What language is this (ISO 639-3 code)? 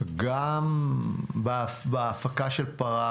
heb